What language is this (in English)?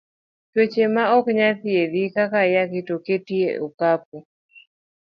Luo (Kenya and Tanzania)